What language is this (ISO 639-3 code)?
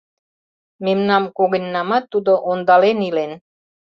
chm